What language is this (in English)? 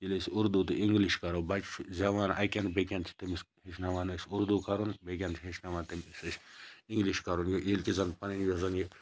Kashmiri